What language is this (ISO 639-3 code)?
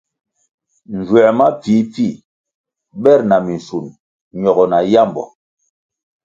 nmg